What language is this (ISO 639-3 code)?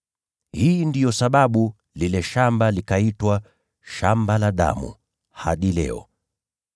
swa